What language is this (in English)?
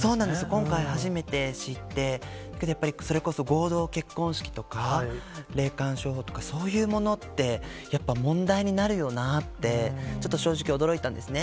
Japanese